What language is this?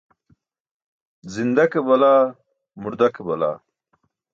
Burushaski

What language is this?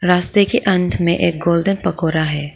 Hindi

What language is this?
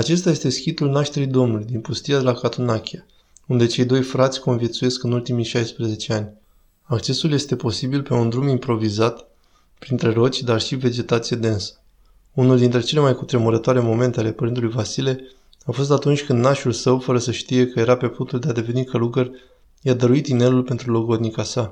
Romanian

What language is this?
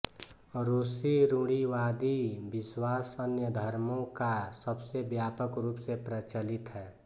Hindi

